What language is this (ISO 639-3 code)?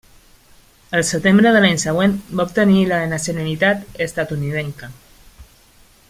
cat